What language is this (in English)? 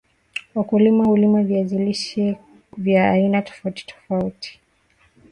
Swahili